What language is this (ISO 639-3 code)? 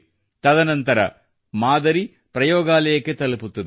kan